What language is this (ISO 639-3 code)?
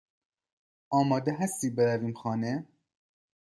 fas